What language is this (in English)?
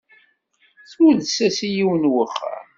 Kabyle